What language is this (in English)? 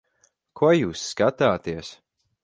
Latvian